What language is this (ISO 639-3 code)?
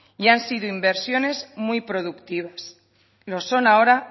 spa